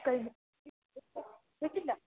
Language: Malayalam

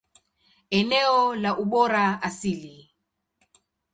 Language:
Swahili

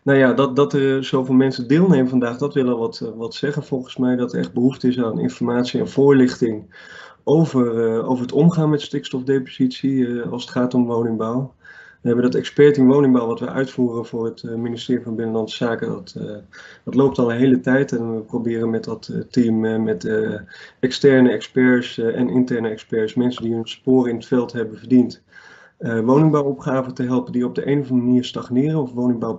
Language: Dutch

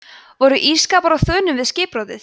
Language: Icelandic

